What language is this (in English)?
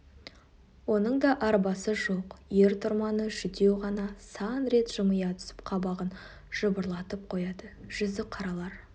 Kazakh